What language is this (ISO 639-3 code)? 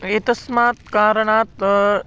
san